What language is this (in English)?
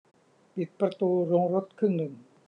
Thai